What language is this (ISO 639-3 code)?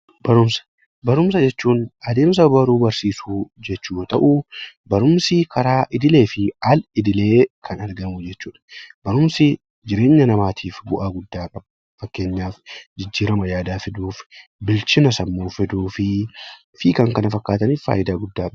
orm